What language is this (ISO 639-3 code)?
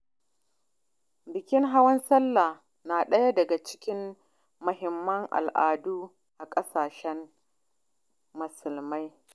hau